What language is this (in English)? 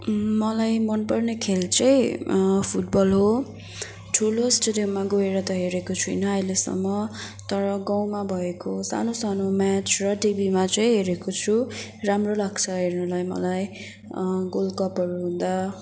Nepali